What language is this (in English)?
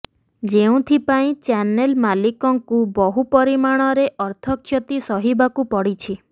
Odia